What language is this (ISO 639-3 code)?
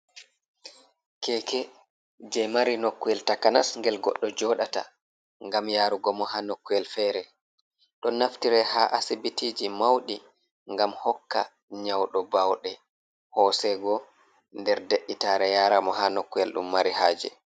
ful